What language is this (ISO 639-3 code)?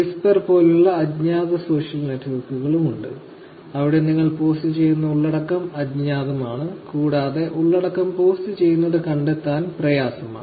mal